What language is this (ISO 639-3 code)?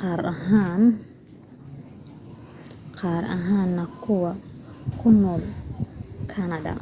som